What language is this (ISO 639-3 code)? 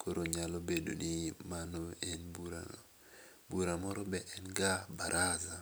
luo